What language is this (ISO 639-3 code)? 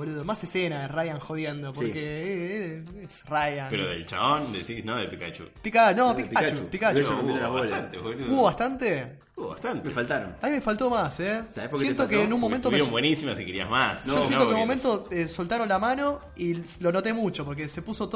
spa